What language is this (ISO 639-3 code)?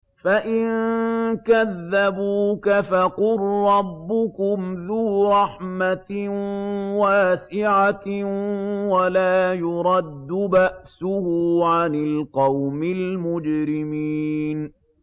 ara